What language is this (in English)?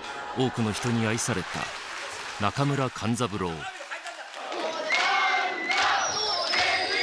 Japanese